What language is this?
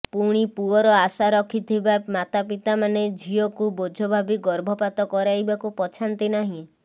Odia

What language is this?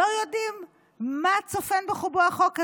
Hebrew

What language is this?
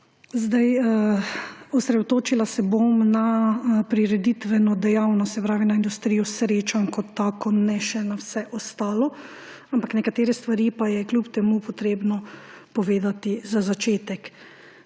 Slovenian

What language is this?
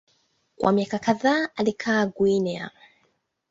Swahili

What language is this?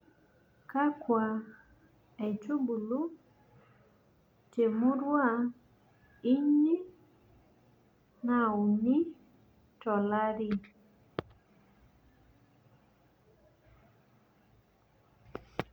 Masai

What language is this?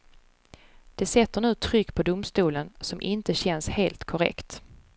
Swedish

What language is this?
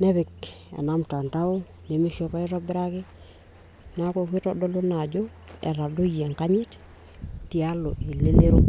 Masai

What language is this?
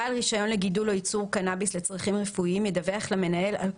Hebrew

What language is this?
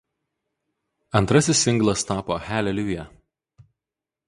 Lithuanian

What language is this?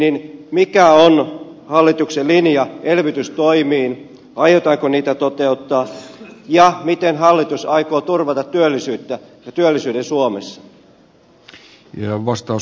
Finnish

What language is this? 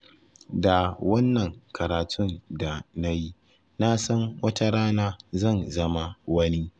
Hausa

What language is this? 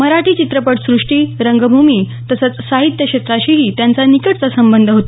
Marathi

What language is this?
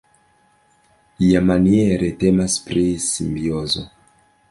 Esperanto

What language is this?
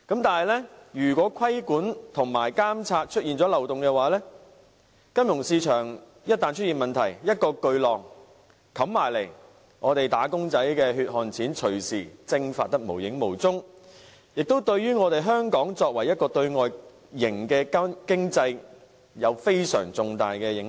Cantonese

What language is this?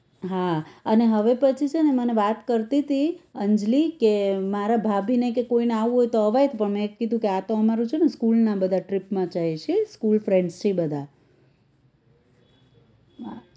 Gujarati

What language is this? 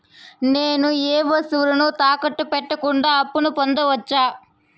Telugu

